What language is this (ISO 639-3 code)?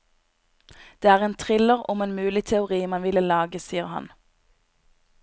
nor